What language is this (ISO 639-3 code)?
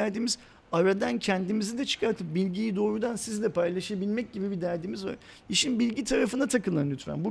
tur